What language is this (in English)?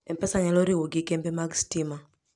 Luo (Kenya and Tanzania)